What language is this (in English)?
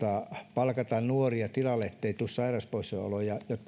Finnish